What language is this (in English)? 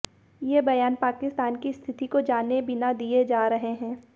Hindi